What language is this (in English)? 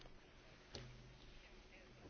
Italian